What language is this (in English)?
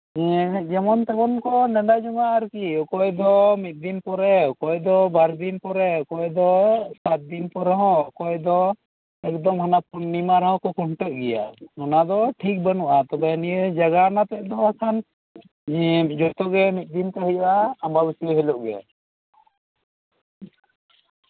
Santali